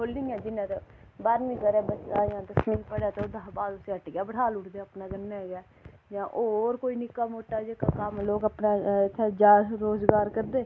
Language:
Dogri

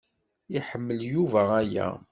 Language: Kabyle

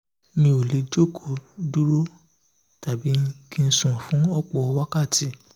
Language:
Yoruba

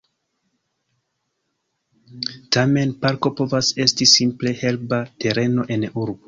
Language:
Esperanto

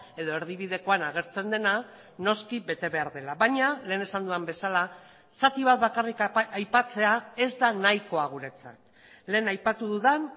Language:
Basque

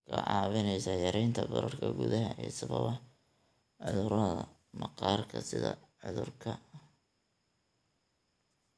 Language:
Somali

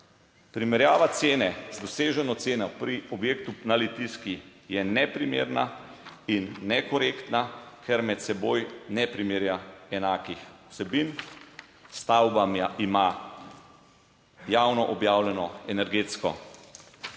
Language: Slovenian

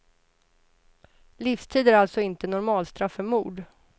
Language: Swedish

